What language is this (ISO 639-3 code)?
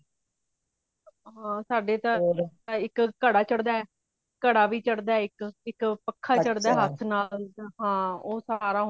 pan